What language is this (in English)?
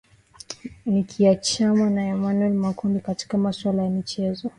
Swahili